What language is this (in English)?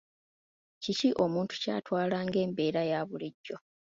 Ganda